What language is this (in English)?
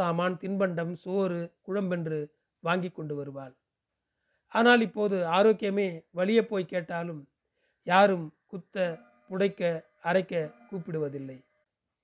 Tamil